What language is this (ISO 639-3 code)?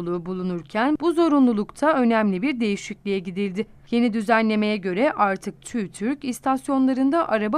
tur